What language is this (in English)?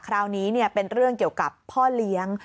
Thai